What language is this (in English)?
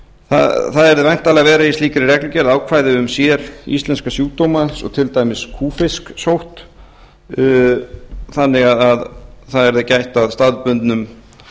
Icelandic